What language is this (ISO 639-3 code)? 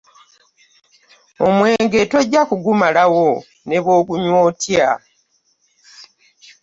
lug